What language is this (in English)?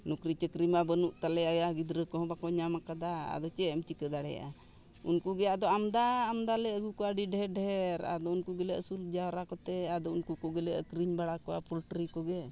Santali